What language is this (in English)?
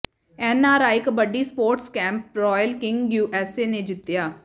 Punjabi